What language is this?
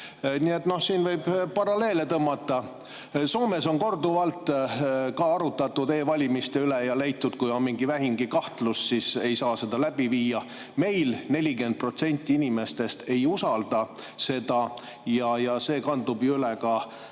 Estonian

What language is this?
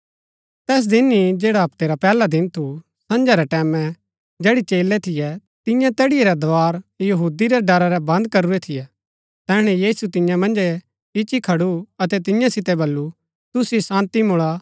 Gaddi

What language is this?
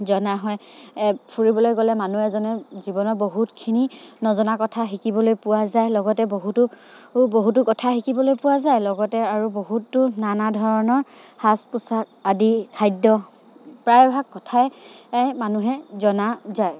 Assamese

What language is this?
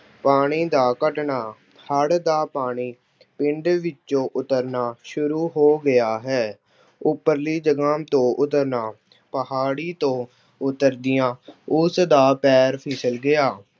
Punjabi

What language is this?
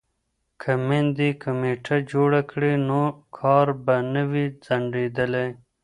Pashto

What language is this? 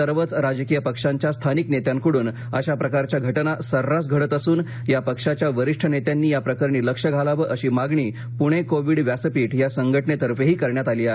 Marathi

